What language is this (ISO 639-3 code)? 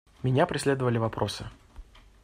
rus